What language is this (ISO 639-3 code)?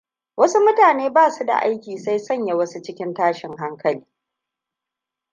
hau